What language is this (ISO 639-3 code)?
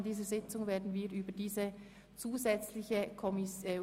gsw